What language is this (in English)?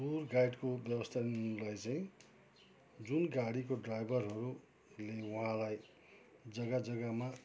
Nepali